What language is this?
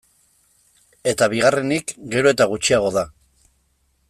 Basque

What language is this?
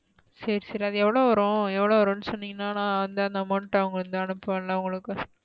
Tamil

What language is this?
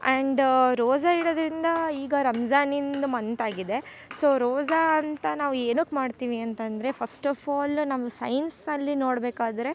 Kannada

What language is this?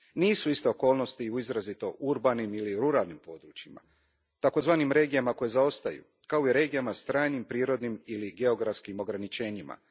Croatian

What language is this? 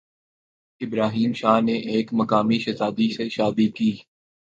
Urdu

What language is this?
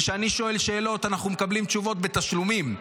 Hebrew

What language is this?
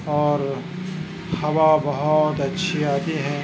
Urdu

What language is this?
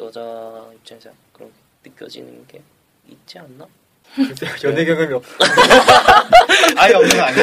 Korean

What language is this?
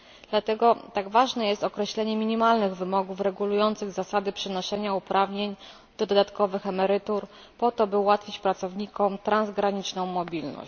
Polish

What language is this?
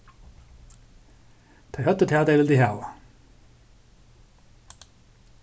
Faroese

